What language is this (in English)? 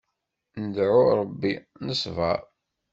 Kabyle